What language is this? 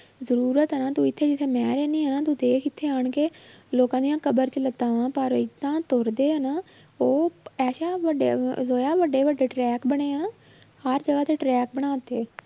Punjabi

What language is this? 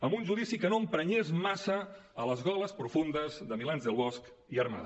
Catalan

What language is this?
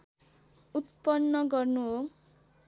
Nepali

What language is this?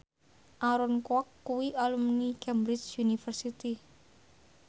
Javanese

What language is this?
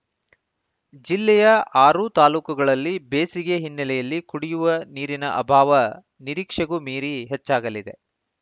Kannada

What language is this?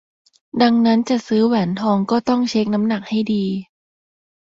Thai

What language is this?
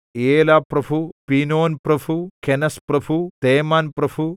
Malayalam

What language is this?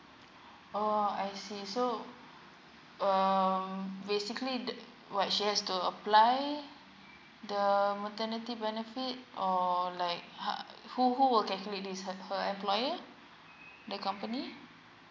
English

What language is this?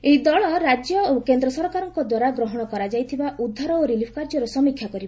Odia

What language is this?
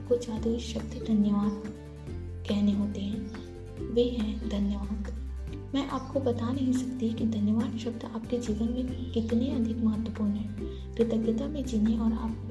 Hindi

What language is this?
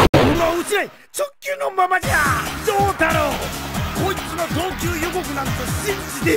Japanese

